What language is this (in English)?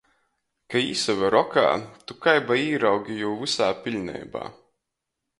Latgalian